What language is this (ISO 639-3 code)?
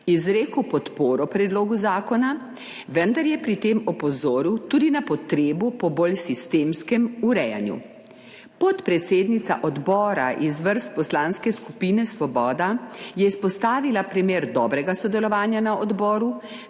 slv